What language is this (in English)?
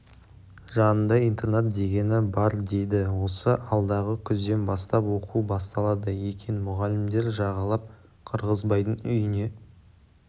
Kazakh